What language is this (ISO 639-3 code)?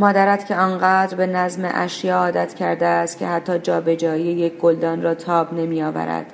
fas